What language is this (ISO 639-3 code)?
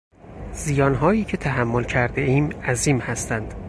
fas